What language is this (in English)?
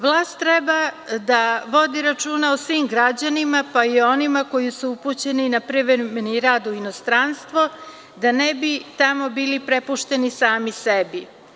Serbian